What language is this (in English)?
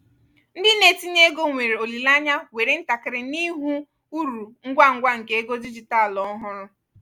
Igbo